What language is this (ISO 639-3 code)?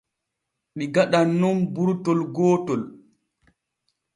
fue